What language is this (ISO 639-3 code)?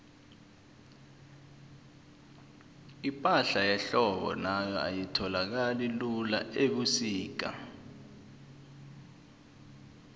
nbl